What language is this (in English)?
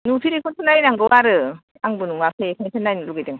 Bodo